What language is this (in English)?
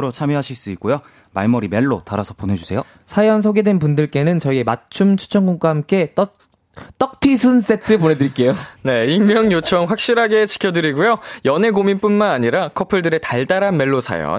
Korean